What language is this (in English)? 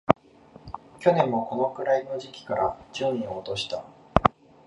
Japanese